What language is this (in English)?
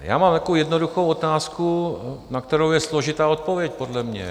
Czech